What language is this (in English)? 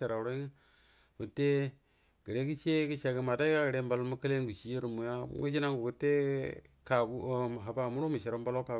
Buduma